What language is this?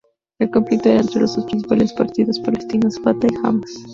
Spanish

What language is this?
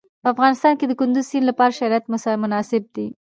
Pashto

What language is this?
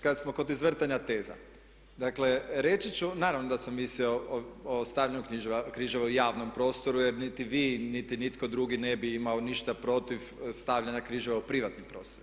Croatian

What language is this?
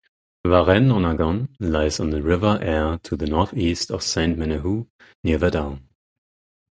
English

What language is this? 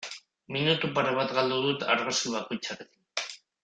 Basque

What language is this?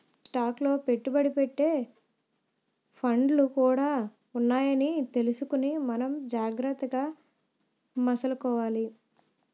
Telugu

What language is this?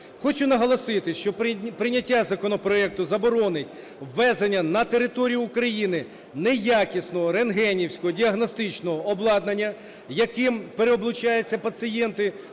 Ukrainian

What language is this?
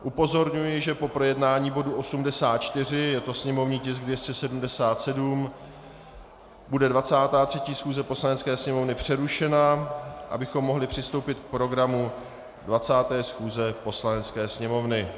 Czech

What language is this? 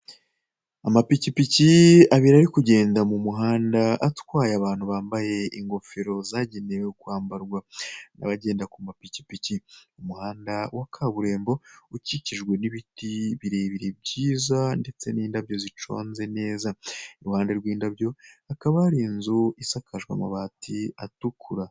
Kinyarwanda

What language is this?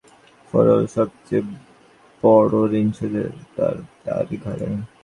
Bangla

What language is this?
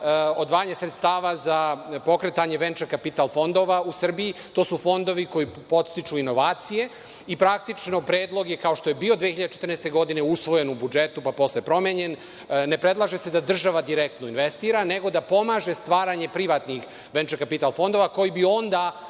Serbian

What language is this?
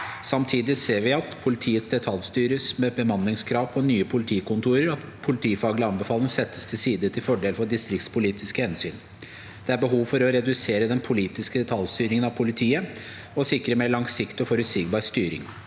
Norwegian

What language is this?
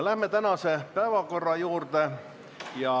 Estonian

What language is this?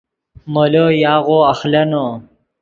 Yidgha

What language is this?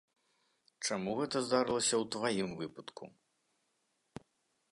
Belarusian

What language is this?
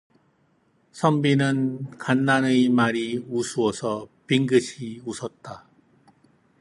Korean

